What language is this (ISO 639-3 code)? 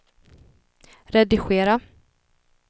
swe